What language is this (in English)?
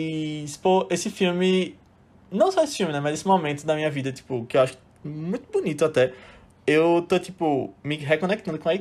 Portuguese